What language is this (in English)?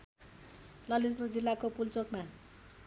Nepali